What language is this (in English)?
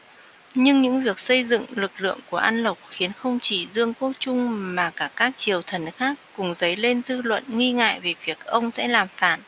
Vietnamese